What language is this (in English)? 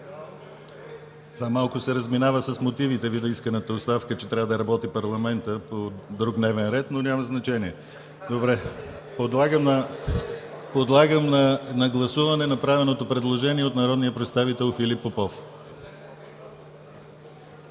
Bulgarian